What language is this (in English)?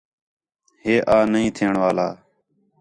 Khetrani